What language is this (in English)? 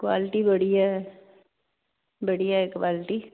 Punjabi